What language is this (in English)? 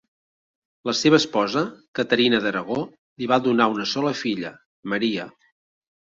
Catalan